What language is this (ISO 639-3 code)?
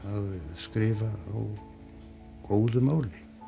isl